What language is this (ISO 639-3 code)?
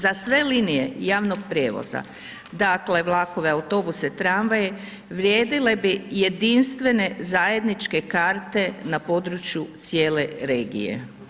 hrv